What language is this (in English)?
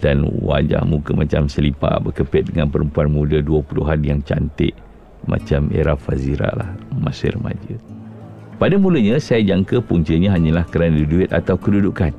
Malay